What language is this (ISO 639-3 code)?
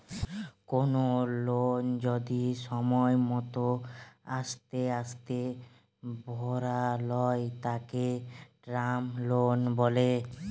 ben